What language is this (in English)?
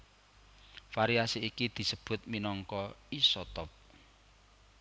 Javanese